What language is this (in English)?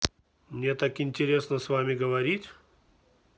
Russian